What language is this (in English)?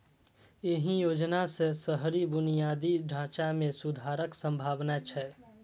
Maithili